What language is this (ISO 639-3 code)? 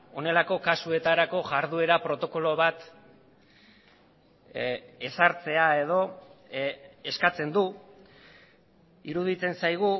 eus